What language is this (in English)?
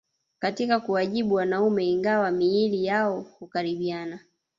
Swahili